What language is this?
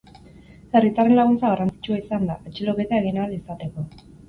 Basque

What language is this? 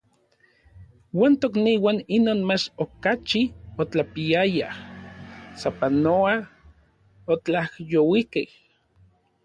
Orizaba Nahuatl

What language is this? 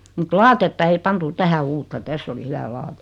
Finnish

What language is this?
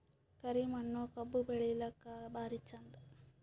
Kannada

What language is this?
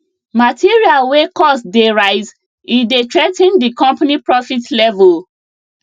Nigerian Pidgin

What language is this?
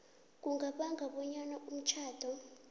South Ndebele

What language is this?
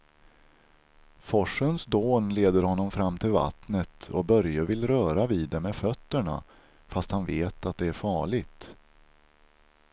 Swedish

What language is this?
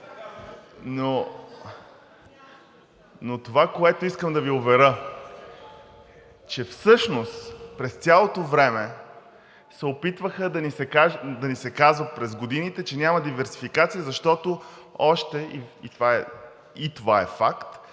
Bulgarian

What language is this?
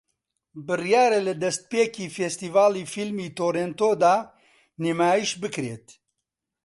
Central Kurdish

